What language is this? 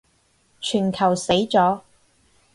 Cantonese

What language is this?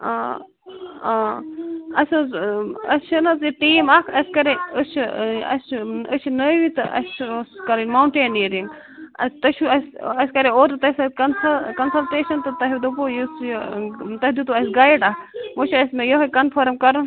Kashmiri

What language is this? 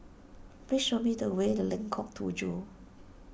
English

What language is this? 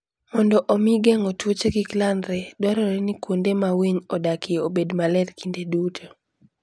Luo (Kenya and Tanzania)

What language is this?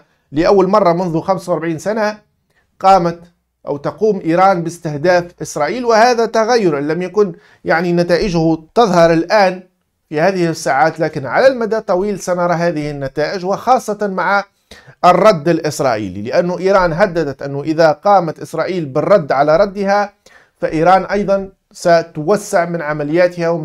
Arabic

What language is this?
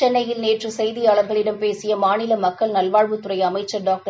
Tamil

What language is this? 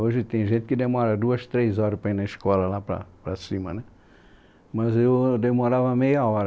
Portuguese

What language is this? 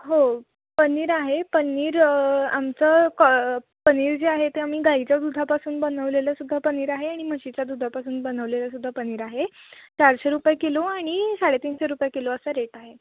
Marathi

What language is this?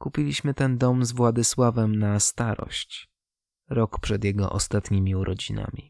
Polish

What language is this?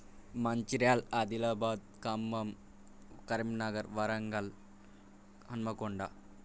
Telugu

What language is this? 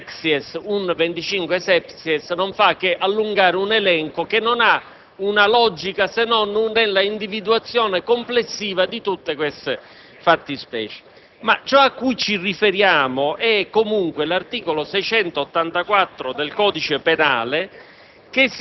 Italian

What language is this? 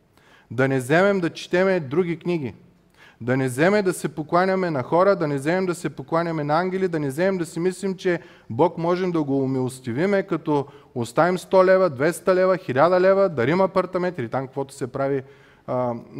Bulgarian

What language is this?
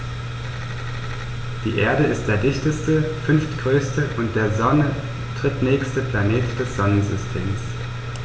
German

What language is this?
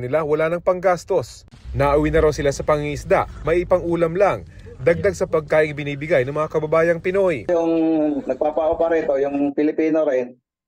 Filipino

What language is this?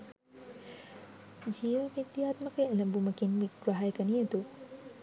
Sinhala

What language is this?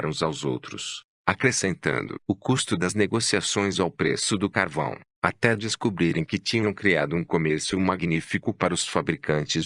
Portuguese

